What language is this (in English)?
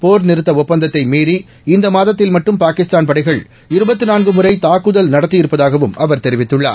Tamil